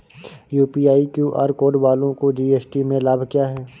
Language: Hindi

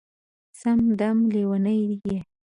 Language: Pashto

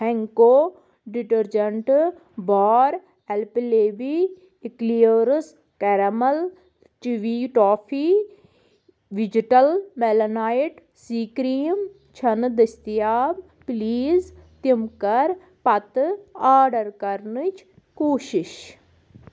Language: Kashmiri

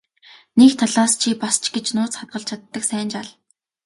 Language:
Mongolian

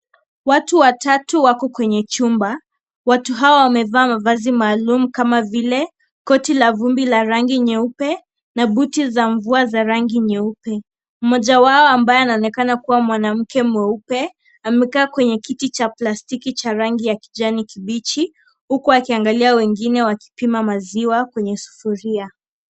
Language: Swahili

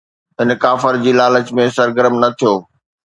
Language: Sindhi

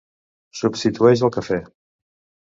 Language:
Catalan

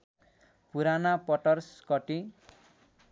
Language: Nepali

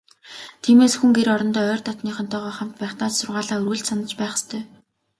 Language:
Mongolian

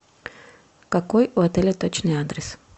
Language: Russian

